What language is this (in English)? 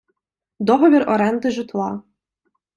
Ukrainian